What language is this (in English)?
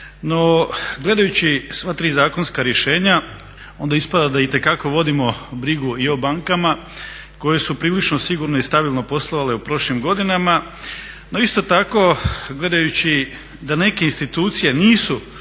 Croatian